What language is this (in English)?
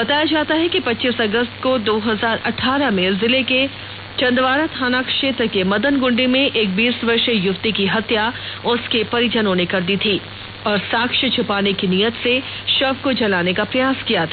Hindi